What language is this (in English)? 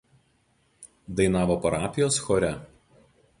Lithuanian